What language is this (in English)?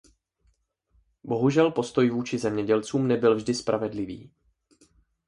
Czech